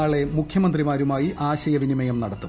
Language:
Malayalam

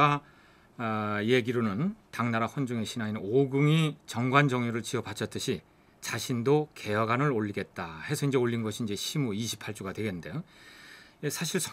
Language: Korean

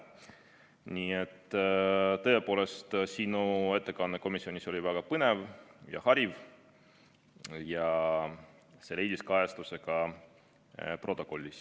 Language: Estonian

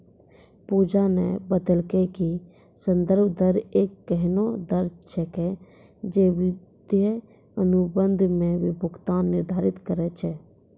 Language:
Maithili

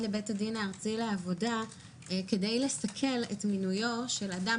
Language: Hebrew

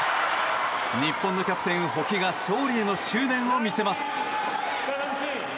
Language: Japanese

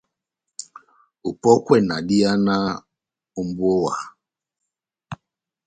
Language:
Batanga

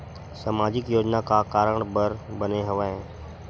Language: Chhattisgarhi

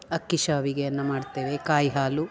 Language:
Kannada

